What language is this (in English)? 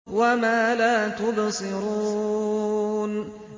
Arabic